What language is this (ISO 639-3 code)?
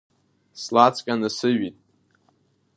abk